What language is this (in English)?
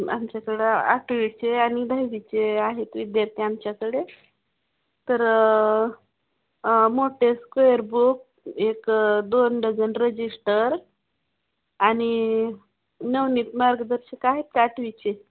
Marathi